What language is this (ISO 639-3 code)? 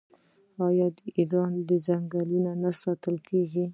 pus